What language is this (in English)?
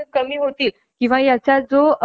Marathi